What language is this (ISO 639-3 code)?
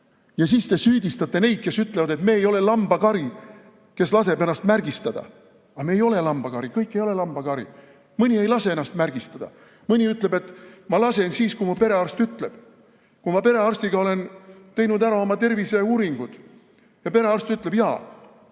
est